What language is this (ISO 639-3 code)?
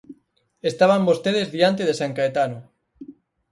glg